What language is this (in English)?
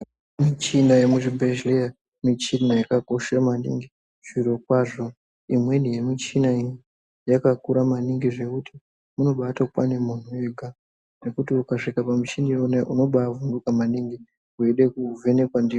Ndau